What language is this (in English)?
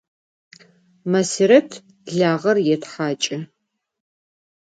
Adyghe